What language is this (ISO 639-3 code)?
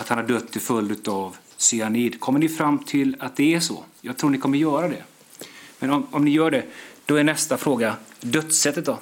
swe